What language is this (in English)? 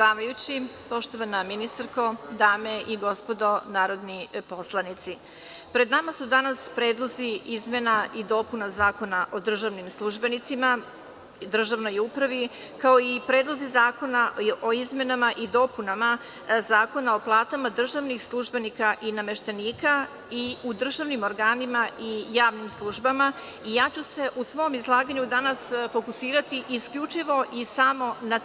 Serbian